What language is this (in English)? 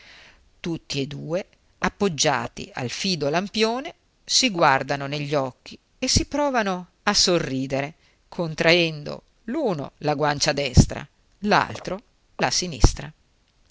Italian